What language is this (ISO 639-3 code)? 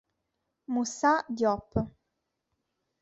ita